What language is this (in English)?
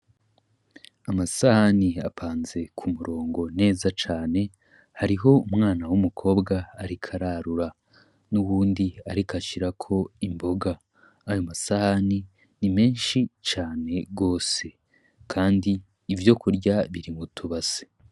Rundi